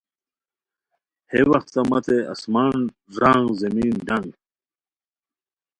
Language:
Khowar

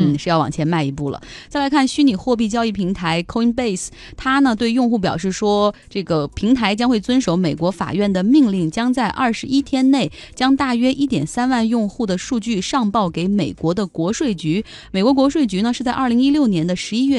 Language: Chinese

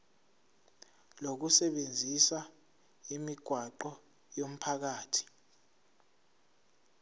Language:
Zulu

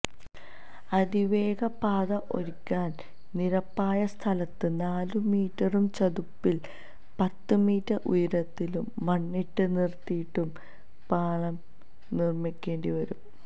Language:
Malayalam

